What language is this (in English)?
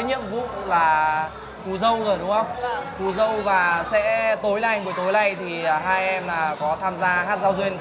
Vietnamese